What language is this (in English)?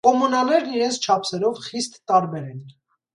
Armenian